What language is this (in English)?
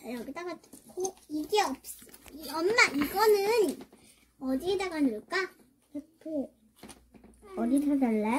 Korean